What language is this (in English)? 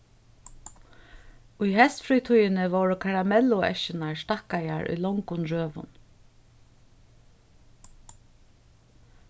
Faroese